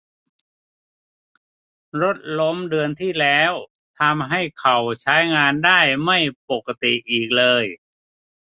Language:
Thai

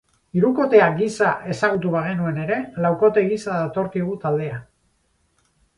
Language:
Basque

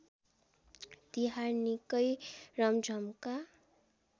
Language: Nepali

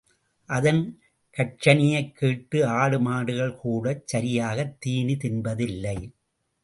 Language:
Tamil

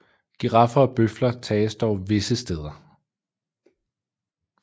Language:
Danish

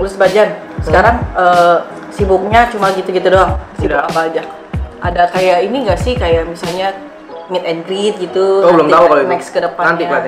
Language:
Indonesian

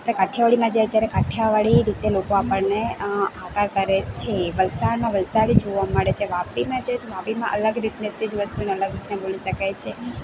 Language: Gujarati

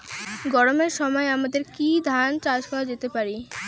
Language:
Bangla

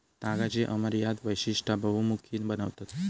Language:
Marathi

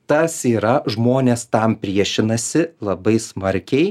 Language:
Lithuanian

